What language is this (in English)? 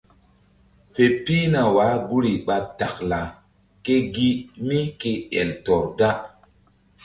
Mbum